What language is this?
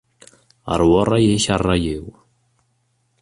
Kabyle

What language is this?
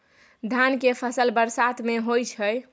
Maithili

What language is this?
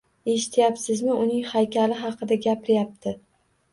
Uzbek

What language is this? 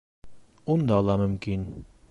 Bashkir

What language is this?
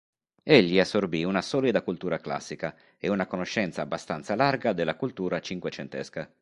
Italian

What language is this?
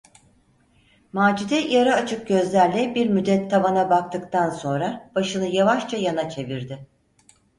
Turkish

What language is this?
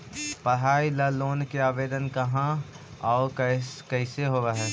Magahi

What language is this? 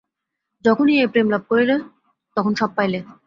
Bangla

